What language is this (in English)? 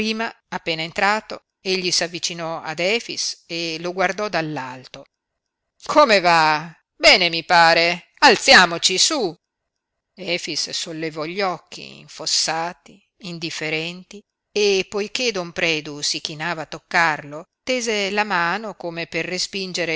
Italian